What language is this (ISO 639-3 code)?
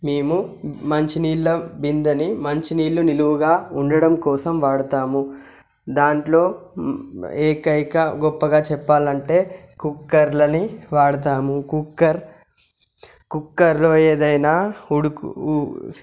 tel